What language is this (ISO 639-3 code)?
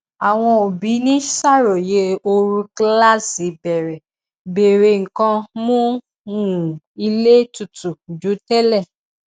yor